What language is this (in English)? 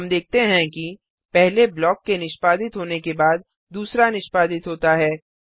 Hindi